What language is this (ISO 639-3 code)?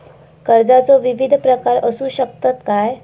mar